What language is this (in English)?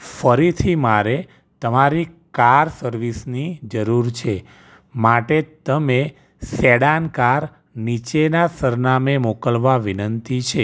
Gujarati